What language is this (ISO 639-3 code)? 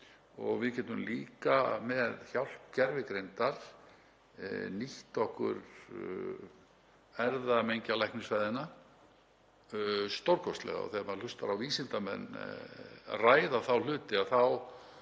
isl